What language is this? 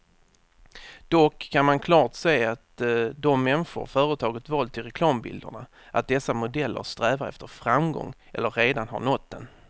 Swedish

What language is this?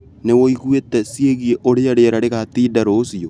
Kikuyu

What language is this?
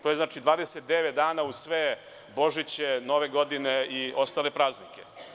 Serbian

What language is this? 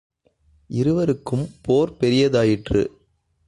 Tamil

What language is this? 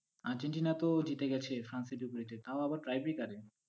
Bangla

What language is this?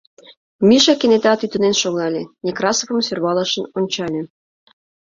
Mari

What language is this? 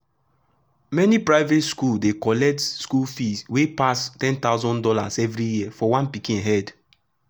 Nigerian Pidgin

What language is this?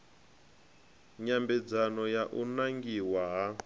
Venda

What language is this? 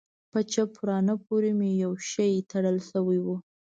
Pashto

